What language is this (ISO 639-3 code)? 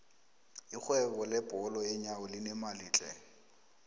nbl